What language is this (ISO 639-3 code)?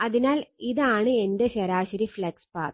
mal